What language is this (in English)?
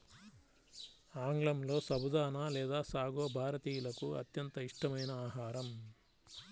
Telugu